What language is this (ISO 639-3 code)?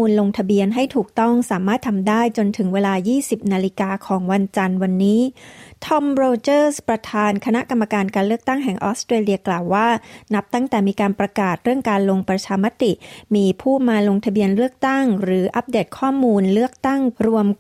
tha